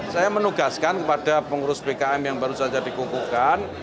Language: Indonesian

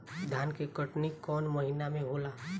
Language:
Bhojpuri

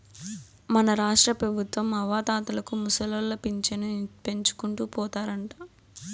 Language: Telugu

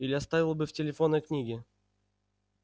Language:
Russian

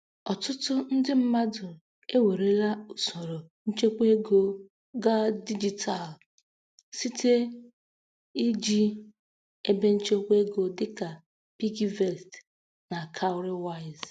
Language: Igbo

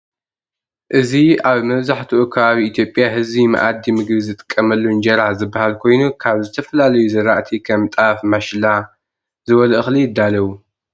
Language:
Tigrinya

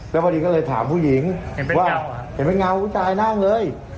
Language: Thai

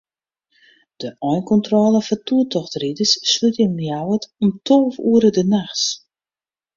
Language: Western Frisian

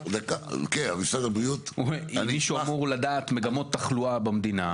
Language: Hebrew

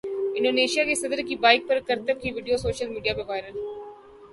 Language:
Urdu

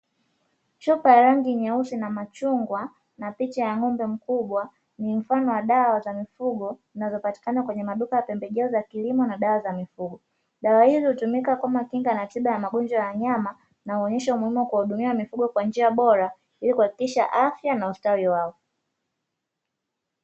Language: Swahili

